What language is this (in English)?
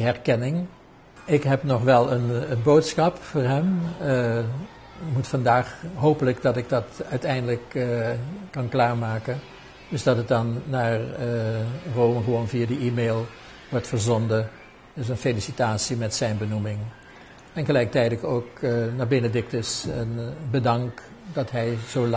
Dutch